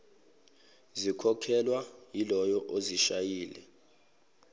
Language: Zulu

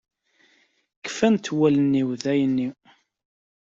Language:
Kabyle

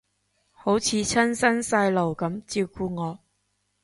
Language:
Cantonese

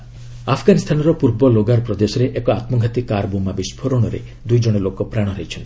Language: Odia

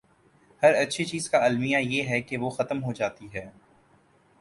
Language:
Urdu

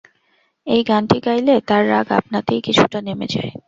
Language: Bangla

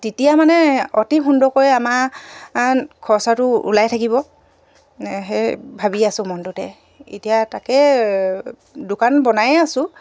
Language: Assamese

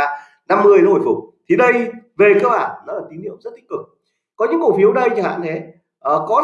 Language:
Vietnamese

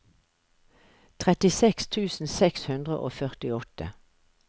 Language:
Norwegian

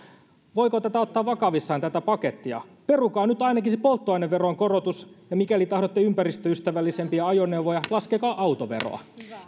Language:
Finnish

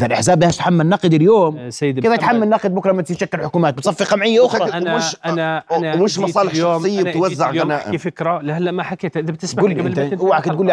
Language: Arabic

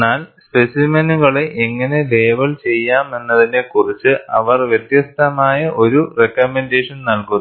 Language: Malayalam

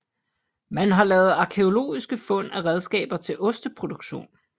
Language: Danish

